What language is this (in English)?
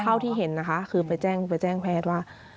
Thai